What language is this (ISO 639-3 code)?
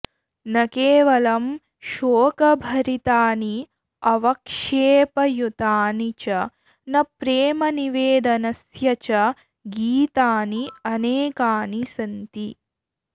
san